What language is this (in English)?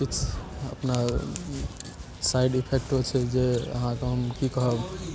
Maithili